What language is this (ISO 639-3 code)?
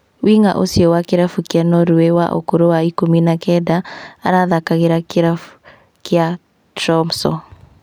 kik